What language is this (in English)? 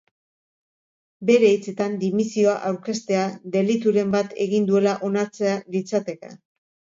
Basque